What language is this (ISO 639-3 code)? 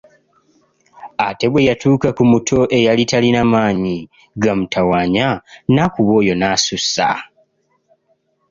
lug